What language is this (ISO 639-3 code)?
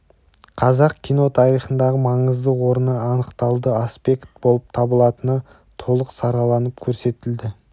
kaz